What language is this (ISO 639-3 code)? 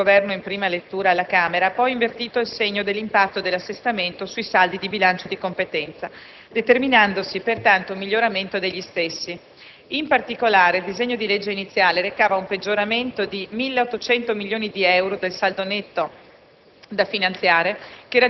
ita